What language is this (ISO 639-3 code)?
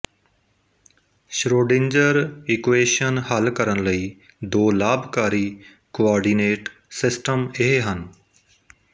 pan